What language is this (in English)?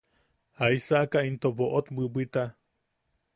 Yaqui